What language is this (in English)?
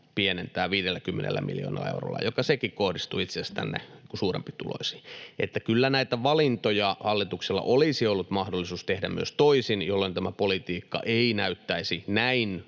Finnish